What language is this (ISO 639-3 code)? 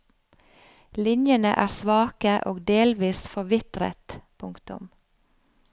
nor